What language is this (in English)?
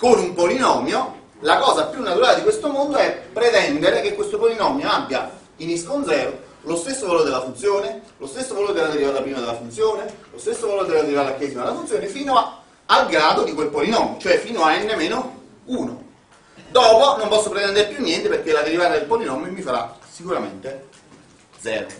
Italian